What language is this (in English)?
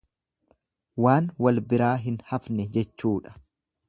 Oromo